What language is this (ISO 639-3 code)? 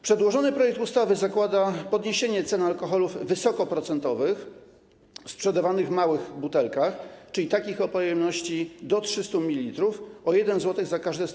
pol